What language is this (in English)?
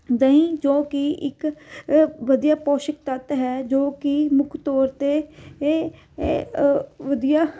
Punjabi